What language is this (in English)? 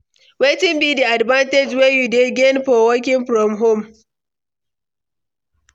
Nigerian Pidgin